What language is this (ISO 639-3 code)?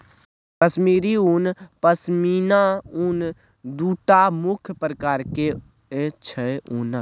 mai